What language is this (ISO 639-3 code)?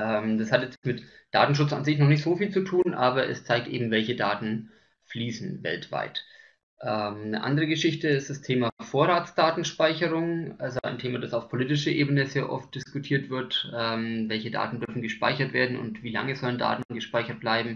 deu